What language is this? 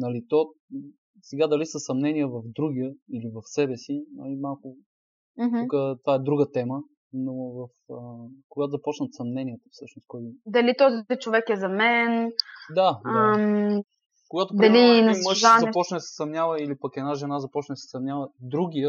Bulgarian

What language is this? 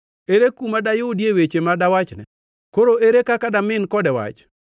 Luo (Kenya and Tanzania)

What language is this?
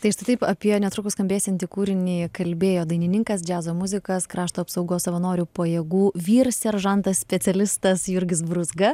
Lithuanian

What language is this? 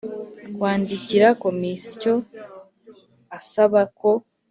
Kinyarwanda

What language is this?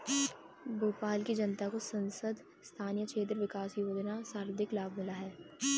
Hindi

